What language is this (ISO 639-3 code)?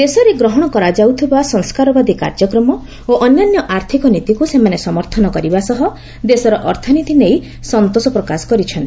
ori